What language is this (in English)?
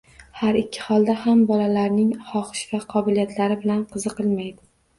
Uzbek